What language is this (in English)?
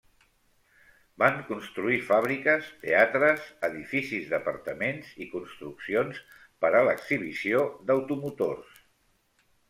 Catalan